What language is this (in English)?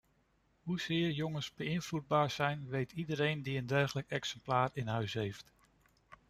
Dutch